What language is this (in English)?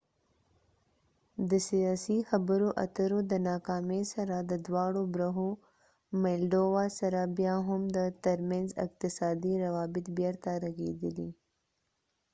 Pashto